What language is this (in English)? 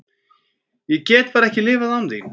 Icelandic